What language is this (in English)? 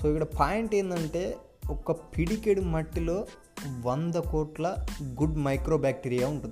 Telugu